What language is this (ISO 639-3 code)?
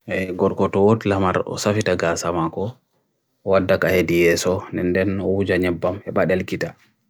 fui